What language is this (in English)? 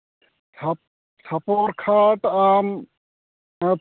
Santali